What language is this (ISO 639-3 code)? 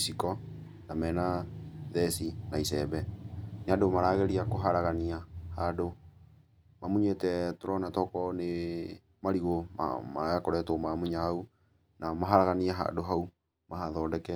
kik